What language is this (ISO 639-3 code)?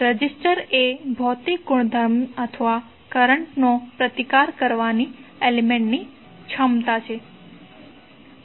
guj